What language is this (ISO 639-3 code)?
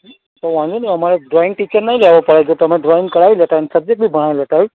guj